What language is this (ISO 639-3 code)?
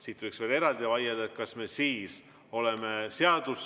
est